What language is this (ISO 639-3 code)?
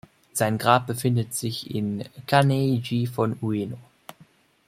deu